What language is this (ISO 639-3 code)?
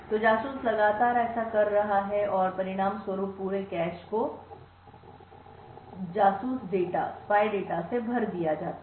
hin